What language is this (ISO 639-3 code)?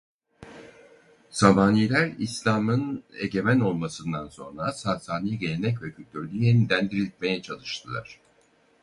tur